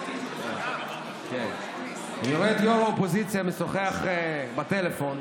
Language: Hebrew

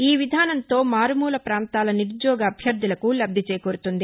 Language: Telugu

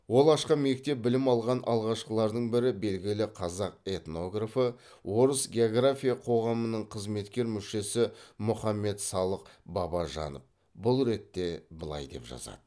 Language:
Kazakh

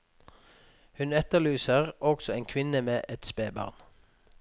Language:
Norwegian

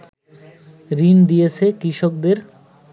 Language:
Bangla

